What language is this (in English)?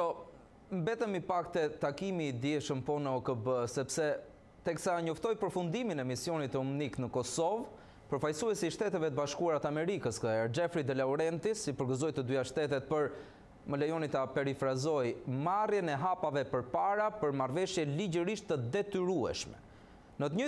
Romanian